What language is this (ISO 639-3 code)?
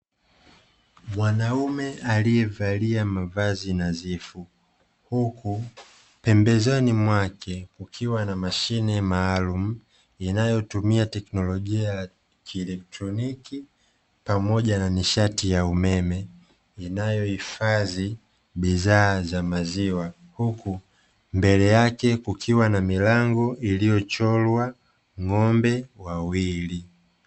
swa